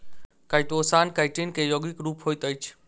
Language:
Maithili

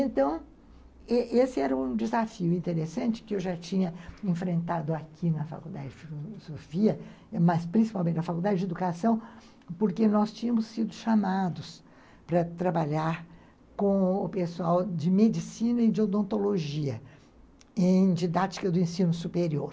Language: Portuguese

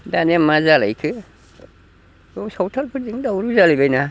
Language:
Bodo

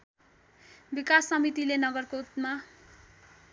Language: Nepali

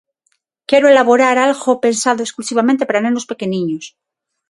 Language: Galician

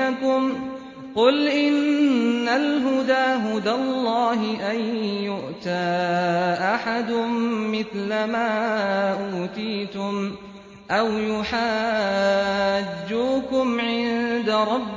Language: Arabic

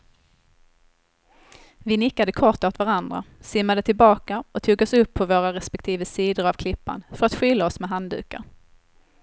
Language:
Swedish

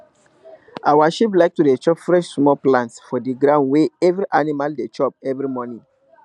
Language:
Nigerian Pidgin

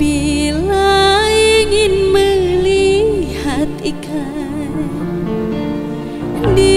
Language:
Indonesian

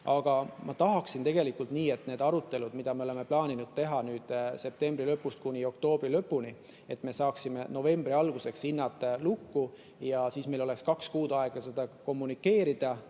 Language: Estonian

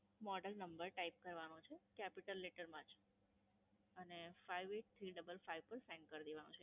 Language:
Gujarati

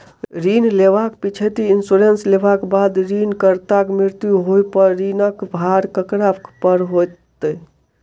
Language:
Maithili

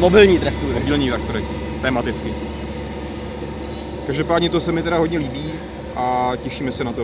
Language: Czech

